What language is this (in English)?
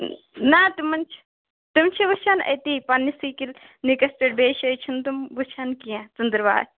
Kashmiri